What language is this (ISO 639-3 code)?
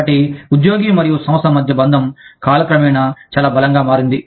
tel